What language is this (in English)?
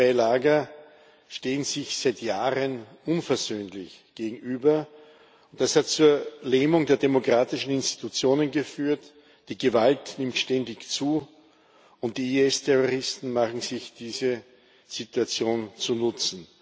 German